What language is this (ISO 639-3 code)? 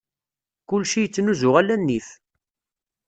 kab